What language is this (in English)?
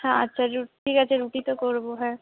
Bangla